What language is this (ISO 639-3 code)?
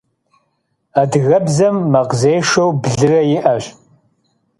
kbd